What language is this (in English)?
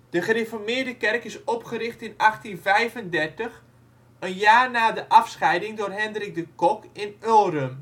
Dutch